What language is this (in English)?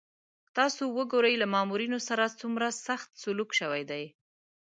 Pashto